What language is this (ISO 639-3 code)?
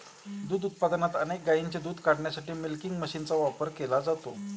mar